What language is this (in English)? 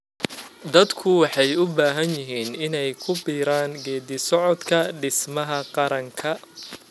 Somali